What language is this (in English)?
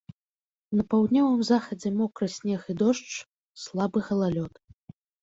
Belarusian